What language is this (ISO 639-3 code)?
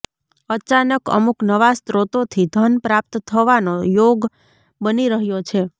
guj